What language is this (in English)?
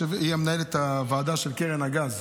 Hebrew